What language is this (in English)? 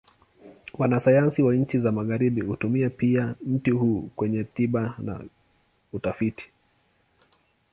Swahili